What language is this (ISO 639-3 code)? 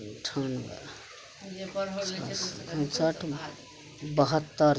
mai